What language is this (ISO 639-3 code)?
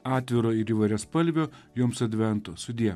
lit